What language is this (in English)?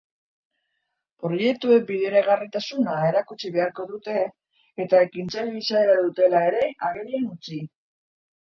Basque